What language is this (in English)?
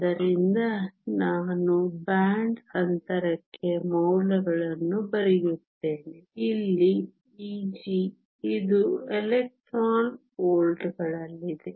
Kannada